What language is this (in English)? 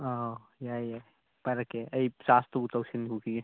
Manipuri